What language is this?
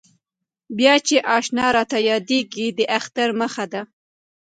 Pashto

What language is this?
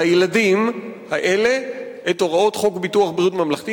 Hebrew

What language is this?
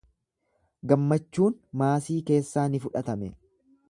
Oromo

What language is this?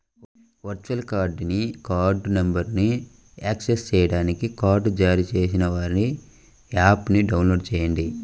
Telugu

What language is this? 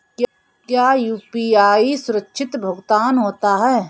Hindi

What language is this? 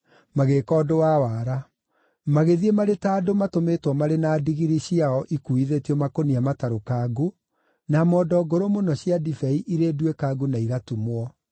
Kikuyu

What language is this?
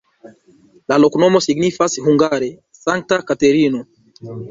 Esperanto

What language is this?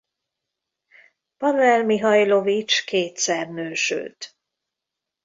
Hungarian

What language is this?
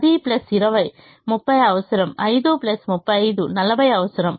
Telugu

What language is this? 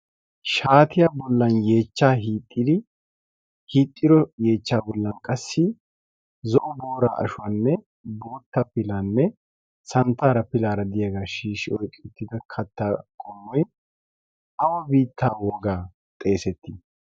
Wolaytta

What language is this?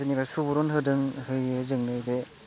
Bodo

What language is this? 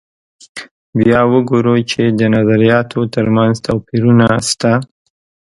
Pashto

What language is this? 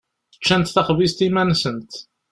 Kabyle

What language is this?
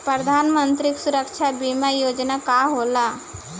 Bhojpuri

